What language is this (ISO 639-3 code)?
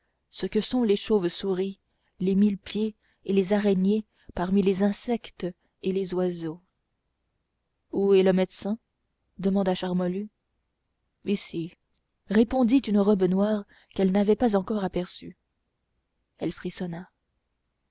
fra